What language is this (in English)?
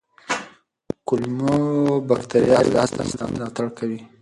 Pashto